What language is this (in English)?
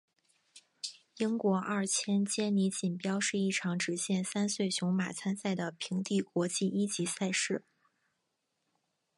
Chinese